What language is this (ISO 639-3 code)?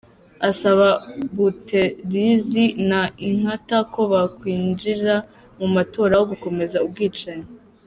kin